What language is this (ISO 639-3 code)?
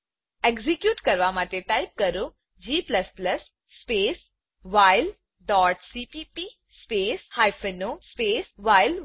guj